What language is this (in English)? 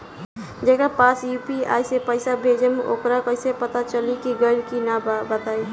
Bhojpuri